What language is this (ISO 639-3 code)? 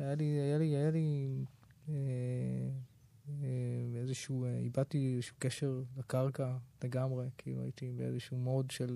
heb